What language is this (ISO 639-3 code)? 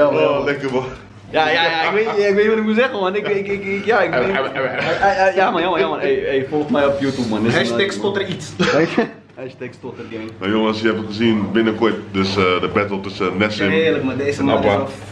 nld